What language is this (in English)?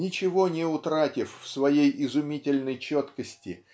Russian